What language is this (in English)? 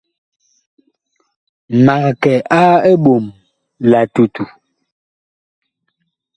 Bakoko